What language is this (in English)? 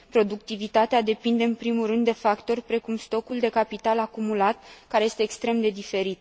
Romanian